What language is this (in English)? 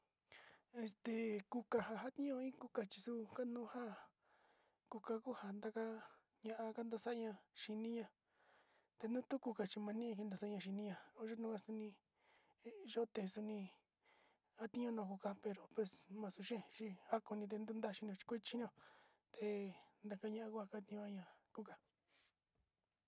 Sinicahua Mixtec